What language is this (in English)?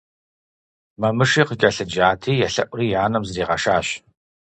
Kabardian